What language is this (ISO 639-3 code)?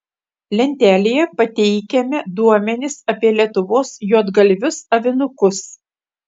lit